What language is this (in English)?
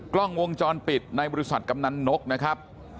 Thai